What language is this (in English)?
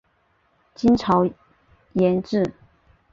Chinese